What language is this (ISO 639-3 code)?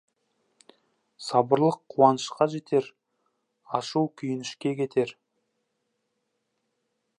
kaz